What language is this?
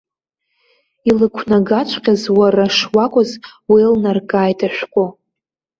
Abkhazian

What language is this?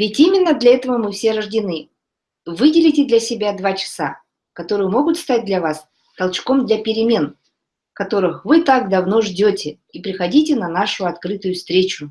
Russian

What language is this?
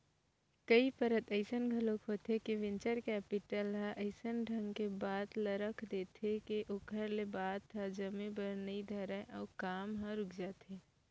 Chhattisgarhi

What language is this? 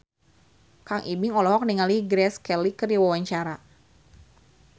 Sundanese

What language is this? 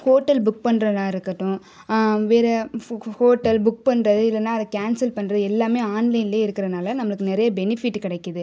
Tamil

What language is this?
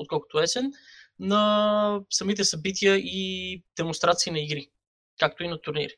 Bulgarian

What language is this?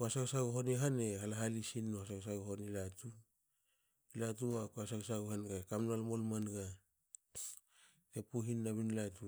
Hakö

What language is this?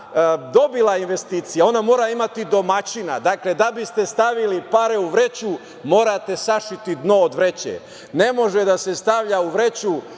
Serbian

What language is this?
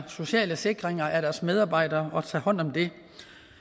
Danish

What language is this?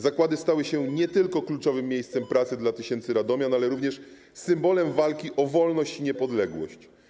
Polish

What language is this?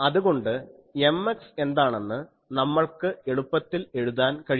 Malayalam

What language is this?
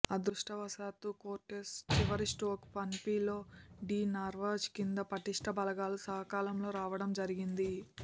Telugu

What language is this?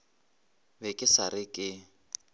Northern Sotho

